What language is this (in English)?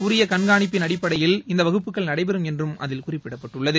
Tamil